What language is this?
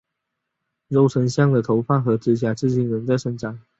Chinese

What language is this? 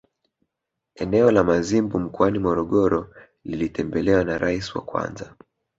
Swahili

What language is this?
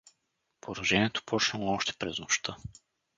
Bulgarian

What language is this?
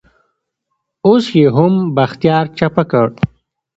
Pashto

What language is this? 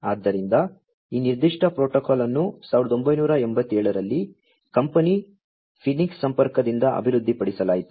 Kannada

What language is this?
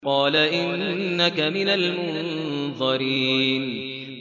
Arabic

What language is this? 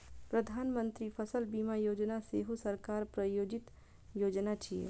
Maithili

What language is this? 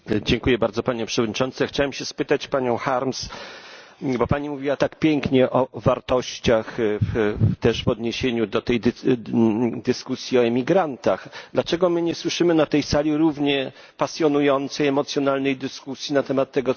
Polish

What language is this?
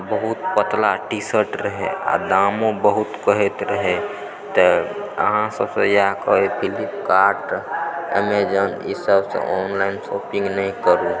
Maithili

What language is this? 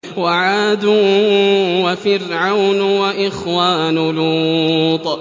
Arabic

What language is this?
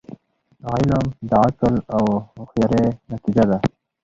Pashto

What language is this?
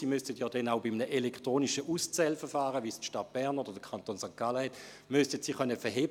Swiss German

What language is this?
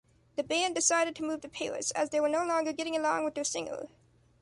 English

